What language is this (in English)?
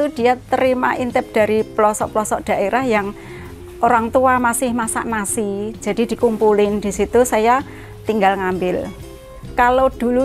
Indonesian